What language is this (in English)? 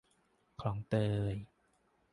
Thai